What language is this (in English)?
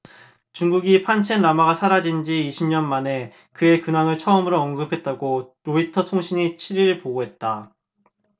Korean